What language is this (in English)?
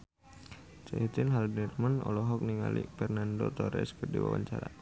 Sundanese